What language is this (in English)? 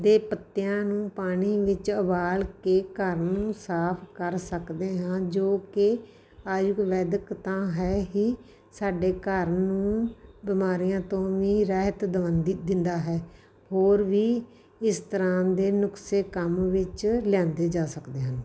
Punjabi